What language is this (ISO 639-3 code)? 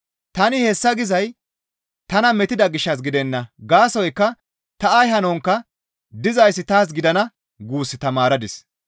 gmv